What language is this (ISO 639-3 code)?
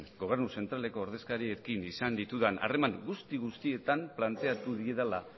eus